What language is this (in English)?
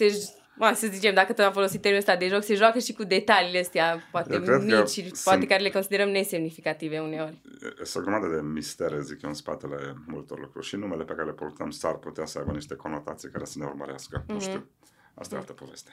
Romanian